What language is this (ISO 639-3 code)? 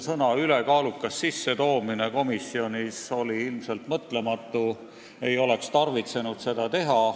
est